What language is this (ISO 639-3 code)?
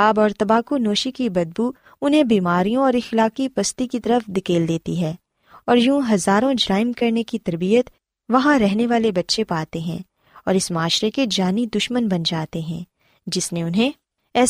urd